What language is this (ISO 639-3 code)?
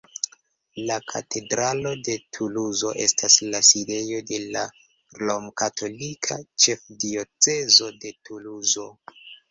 epo